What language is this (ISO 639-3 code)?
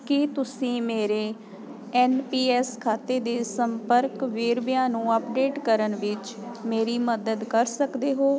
pan